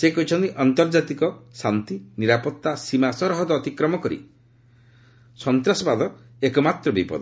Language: Odia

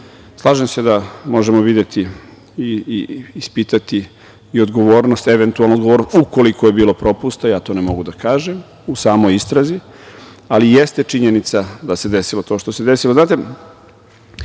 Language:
Serbian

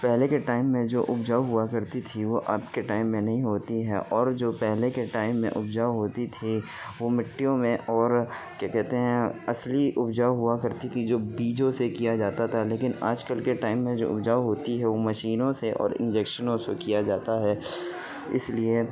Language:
Urdu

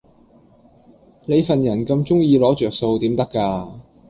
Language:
Cantonese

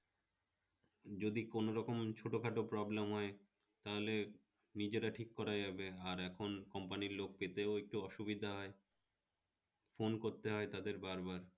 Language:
Bangla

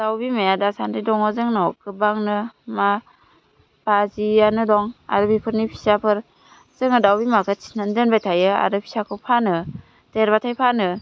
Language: Bodo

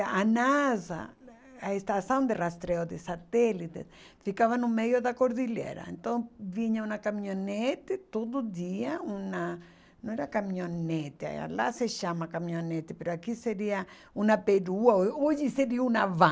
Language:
Portuguese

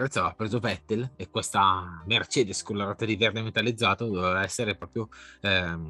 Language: Italian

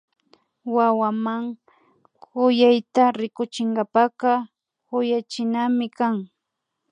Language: Imbabura Highland Quichua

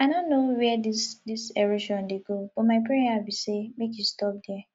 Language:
Nigerian Pidgin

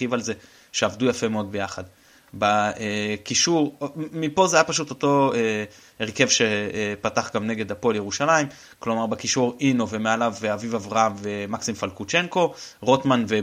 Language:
Hebrew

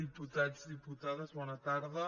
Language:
Catalan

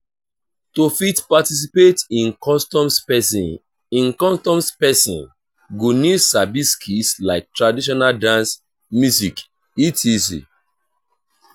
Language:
Nigerian Pidgin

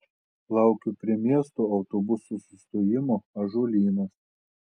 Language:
Lithuanian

